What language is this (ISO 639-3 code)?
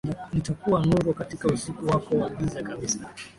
swa